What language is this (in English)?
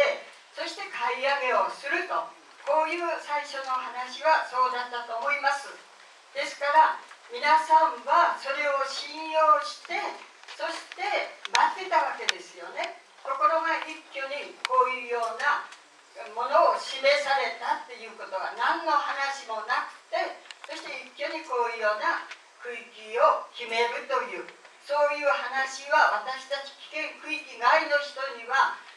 Japanese